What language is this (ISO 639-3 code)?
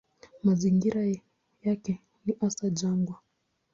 swa